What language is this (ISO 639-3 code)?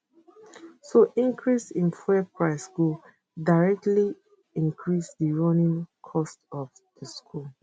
pcm